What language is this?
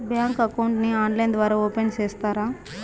Telugu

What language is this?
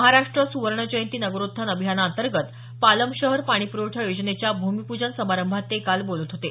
Marathi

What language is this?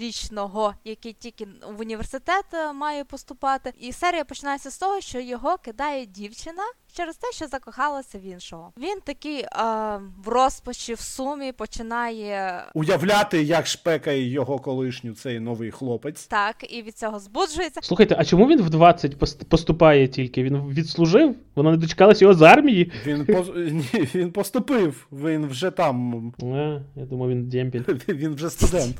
Ukrainian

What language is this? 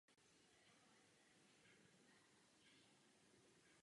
Czech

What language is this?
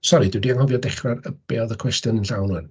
Welsh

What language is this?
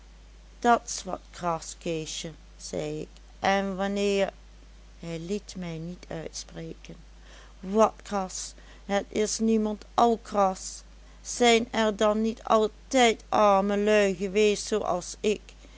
Dutch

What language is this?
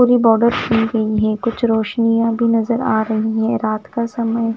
Hindi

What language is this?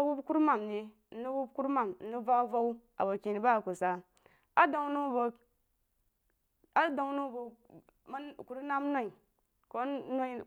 Jiba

